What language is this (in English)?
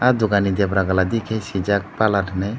Kok Borok